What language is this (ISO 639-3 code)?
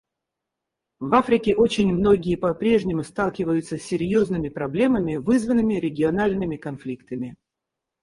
rus